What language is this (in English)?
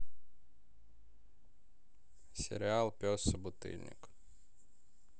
Russian